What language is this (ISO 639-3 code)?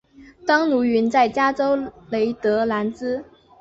zho